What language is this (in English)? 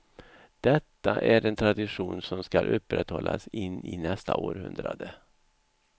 Swedish